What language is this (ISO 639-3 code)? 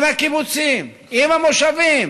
heb